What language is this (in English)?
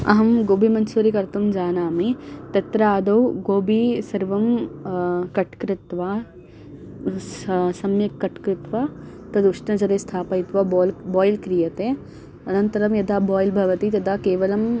Sanskrit